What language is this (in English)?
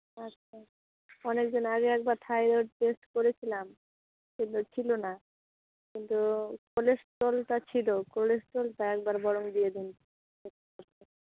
Bangla